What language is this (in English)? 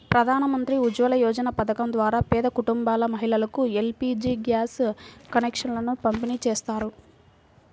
Telugu